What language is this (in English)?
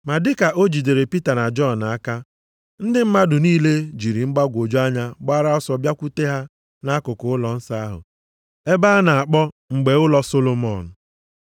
Igbo